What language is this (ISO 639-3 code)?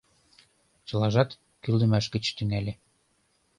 chm